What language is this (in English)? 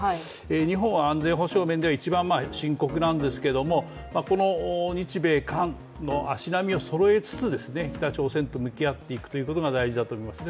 Japanese